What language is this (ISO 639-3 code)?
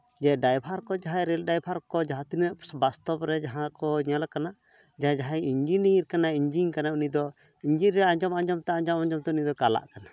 sat